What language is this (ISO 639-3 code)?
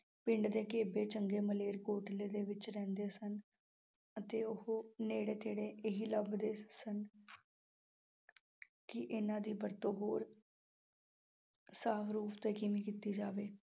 pan